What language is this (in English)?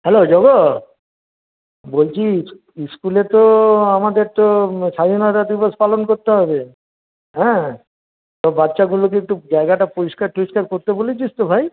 Bangla